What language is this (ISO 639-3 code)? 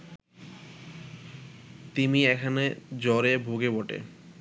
ben